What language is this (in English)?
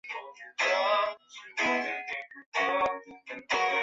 Chinese